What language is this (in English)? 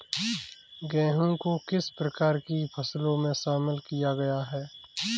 Hindi